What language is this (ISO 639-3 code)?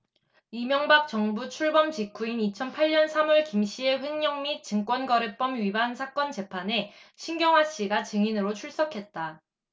kor